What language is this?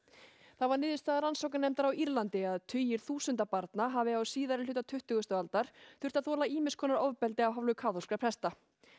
Icelandic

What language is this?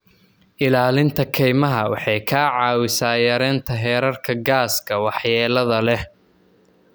Somali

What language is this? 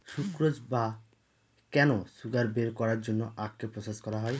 Bangla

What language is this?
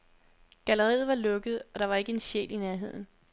Danish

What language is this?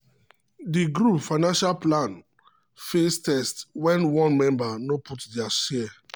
Nigerian Pidgin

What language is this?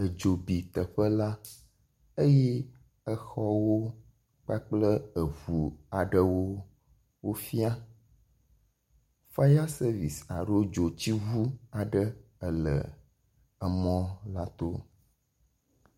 Ewe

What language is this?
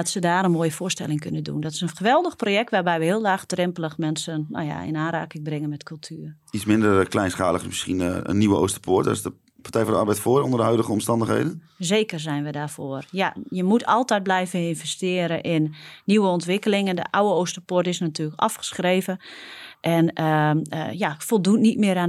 Dutch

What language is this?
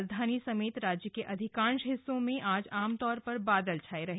Hindi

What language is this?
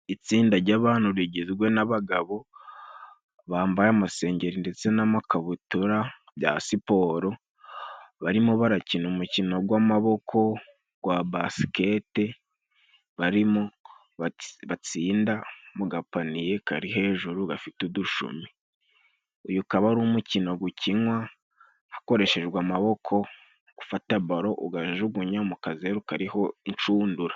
Kinyarwanda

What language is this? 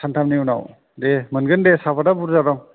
Bodo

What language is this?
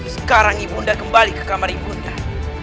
Indonesian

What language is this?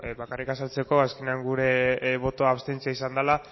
Basque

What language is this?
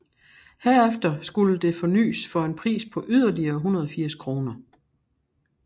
Danish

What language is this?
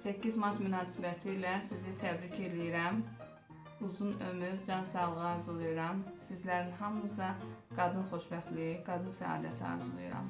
Turkish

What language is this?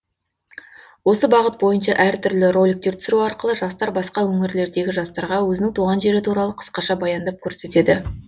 Kazakh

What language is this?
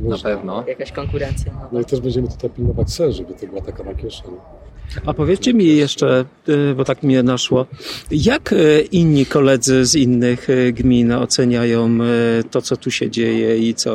Polish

